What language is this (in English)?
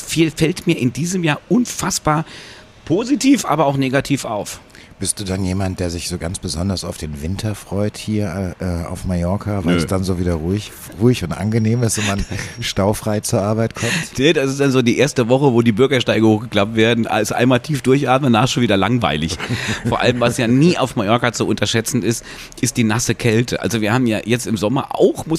German